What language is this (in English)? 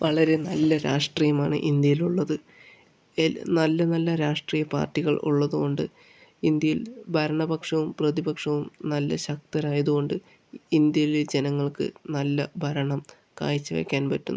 Malayalam